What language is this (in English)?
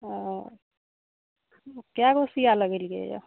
Maithili